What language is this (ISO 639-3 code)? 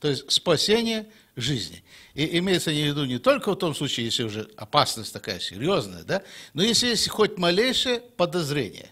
rus